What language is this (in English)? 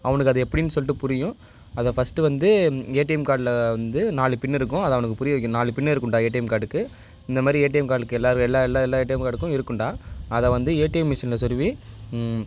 Tamil